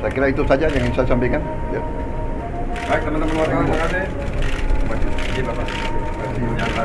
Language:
Indonesian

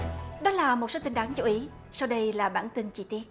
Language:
Vietnamese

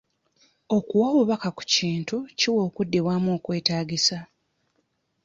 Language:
Ganda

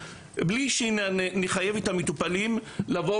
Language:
Hebrew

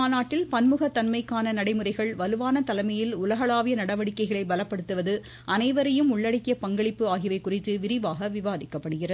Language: Tamil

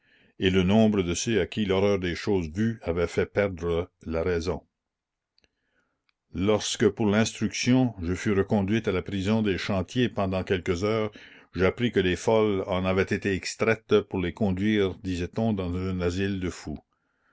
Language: French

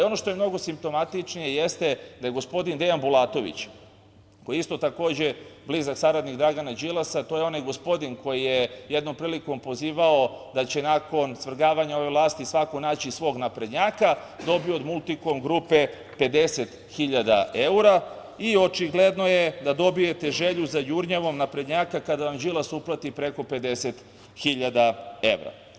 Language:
Serbian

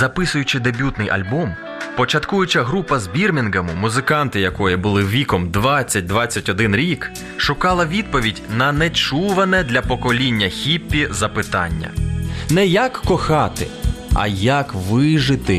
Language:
Ukrainian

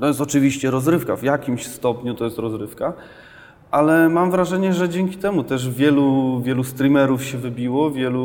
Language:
Polish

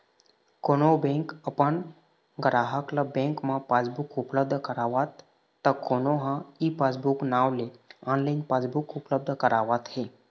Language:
Chhattisgarhi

